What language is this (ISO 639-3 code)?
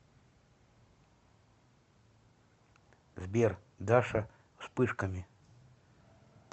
rus